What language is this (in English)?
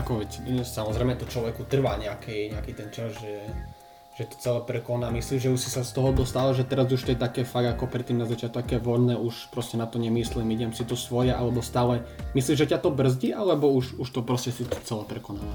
Slovak